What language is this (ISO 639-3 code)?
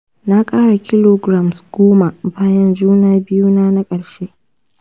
hau